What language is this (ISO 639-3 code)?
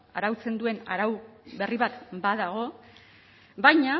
eus